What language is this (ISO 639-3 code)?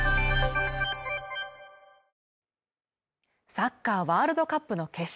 jpn